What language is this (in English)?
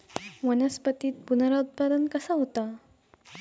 Marathi